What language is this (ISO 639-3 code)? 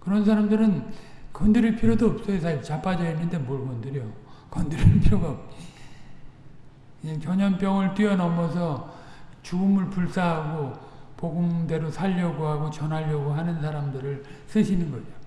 kor